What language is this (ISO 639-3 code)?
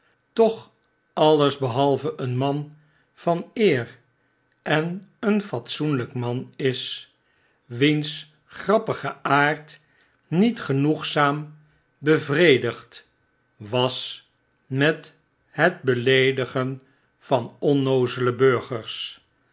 nld